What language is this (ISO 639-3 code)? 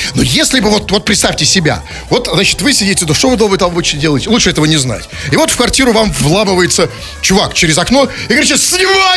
rus